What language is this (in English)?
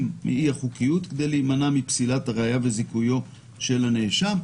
Hebrew